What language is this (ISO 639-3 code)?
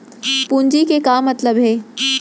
hne